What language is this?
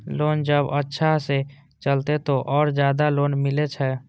Maithili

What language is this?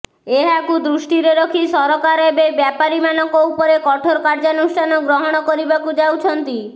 Odia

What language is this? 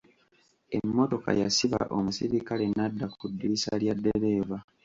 Ganda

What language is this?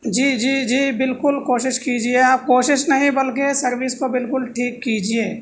Urdu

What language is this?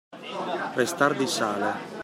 Italian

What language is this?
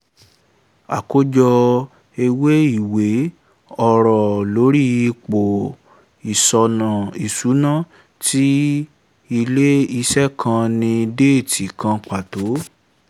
Yoruba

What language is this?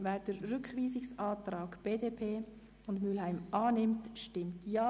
Swiss German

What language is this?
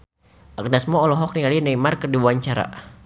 Sundanese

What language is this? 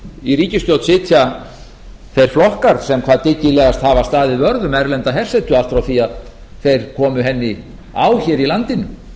Icelandic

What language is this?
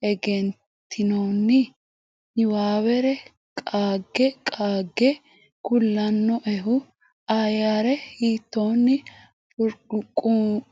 Sidamo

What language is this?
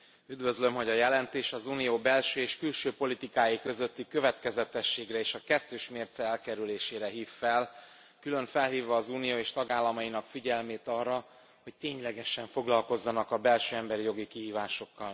Hungarian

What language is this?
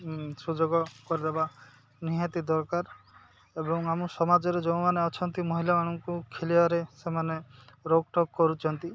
Odia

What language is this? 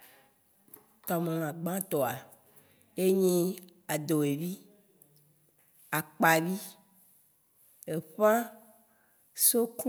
Waci Gbe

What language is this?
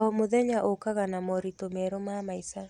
Kikuyu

